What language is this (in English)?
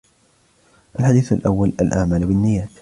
Arabic